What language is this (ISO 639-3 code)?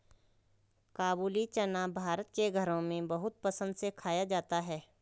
hin